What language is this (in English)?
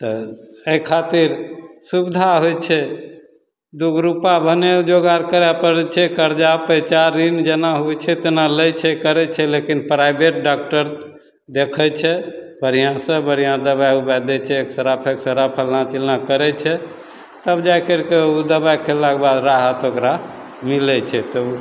Maithili